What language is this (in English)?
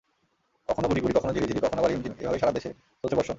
Bangla